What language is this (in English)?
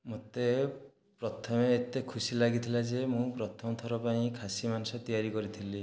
Odia